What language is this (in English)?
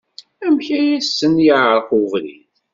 Kabyle